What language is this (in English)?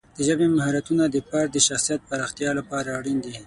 Pashto